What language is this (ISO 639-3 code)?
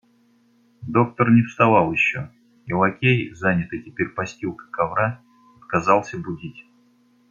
rus